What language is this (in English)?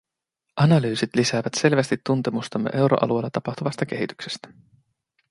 Finnish